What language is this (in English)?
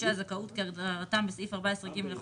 Hebrew